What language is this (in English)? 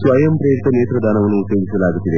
Kannada